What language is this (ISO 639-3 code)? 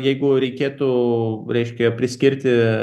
lit